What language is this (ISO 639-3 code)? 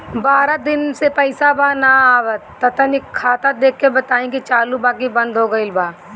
bho